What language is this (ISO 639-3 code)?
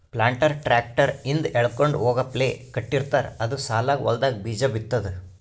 kan